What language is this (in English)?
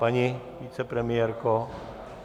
Czech